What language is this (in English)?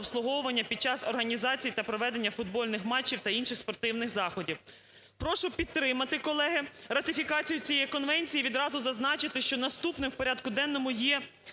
Ukrainian